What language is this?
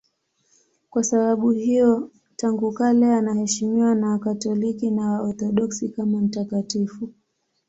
Swahili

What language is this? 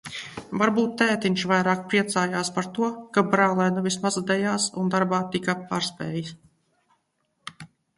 Latvian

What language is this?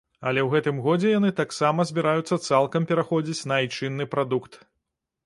Belarusian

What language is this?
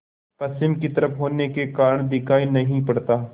Hindi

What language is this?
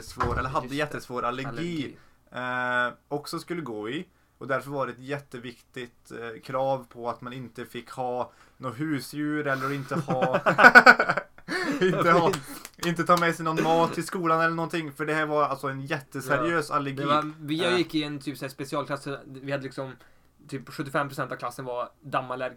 Swedish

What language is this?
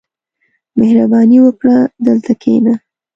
Pashto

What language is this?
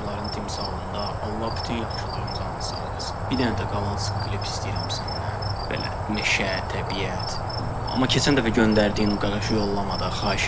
Azerbaijani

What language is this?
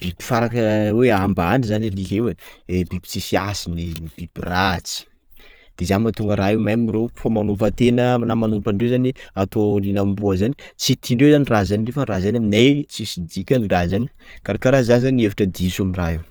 Sakalava Malagasy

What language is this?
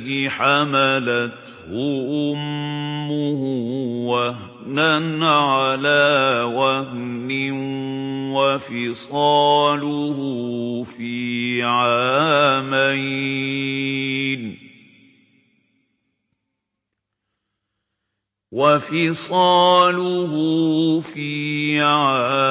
Arabic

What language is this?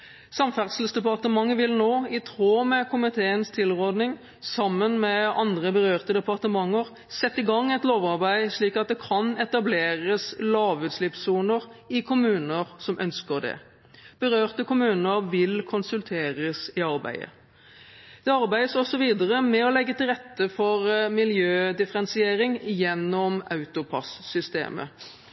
Norwegian Bokmål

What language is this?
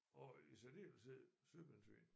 Danish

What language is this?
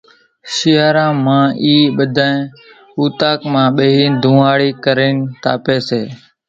Kachi Koli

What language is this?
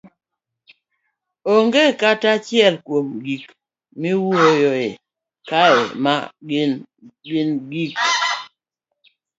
Luo (Kenya and Tanzania)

